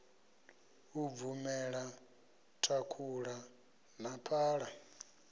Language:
Venda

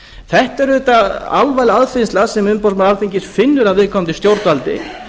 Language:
Icelandic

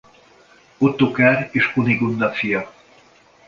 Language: Hungarian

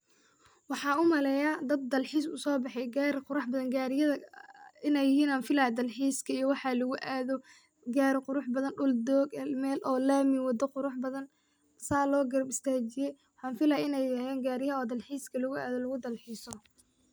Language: Somali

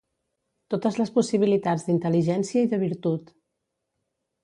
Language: Catalan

